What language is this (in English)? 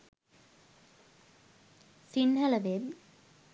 Sinhala